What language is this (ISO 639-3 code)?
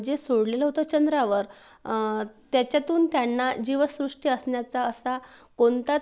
mar